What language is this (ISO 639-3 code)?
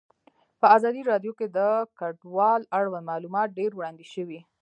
pus